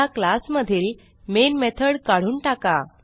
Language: Marathi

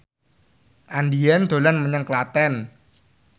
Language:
Javanese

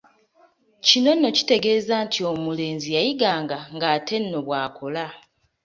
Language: Ganda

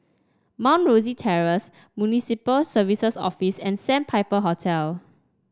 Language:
English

